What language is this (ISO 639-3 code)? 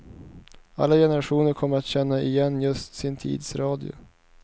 swe